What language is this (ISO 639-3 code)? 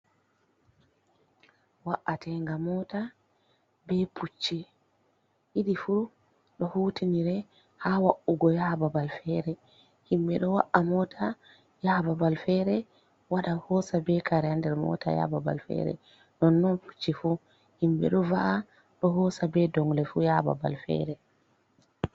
ful